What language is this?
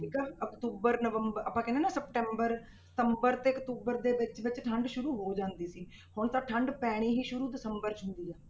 Punjabi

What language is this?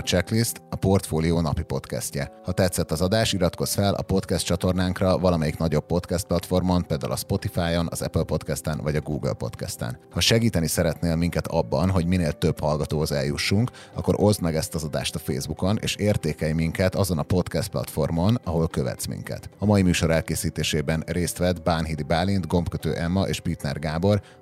Hungarian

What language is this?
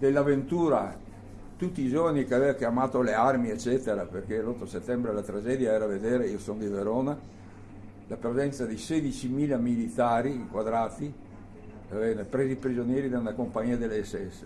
Italian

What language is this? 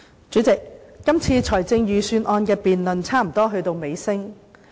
Cantonese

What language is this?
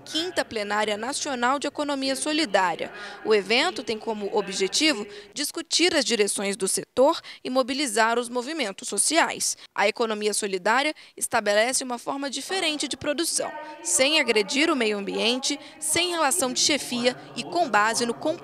Portuguese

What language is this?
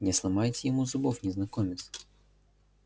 Russian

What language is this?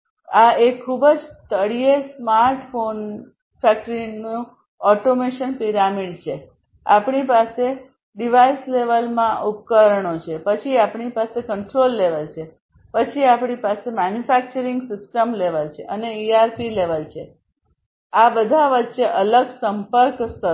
Gujarati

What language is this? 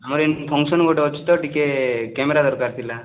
Odia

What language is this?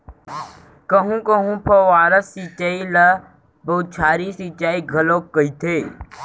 Chhattisgarhi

